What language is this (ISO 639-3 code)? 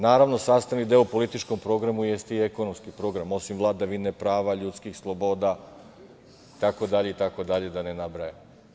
srp